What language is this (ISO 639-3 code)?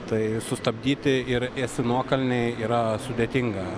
lit